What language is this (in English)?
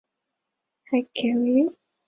Chinese